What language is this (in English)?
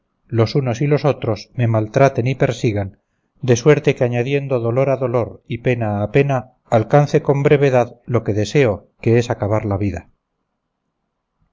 Spanish